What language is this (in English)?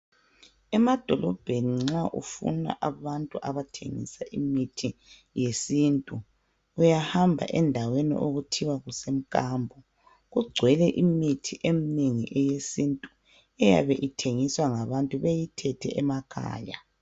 North Ndebele